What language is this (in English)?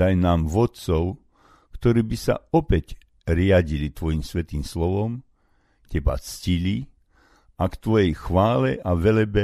Slovak